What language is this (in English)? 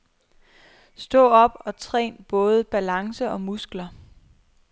Danish